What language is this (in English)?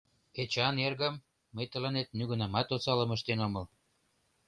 Mari